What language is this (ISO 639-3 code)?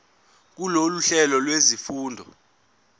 zul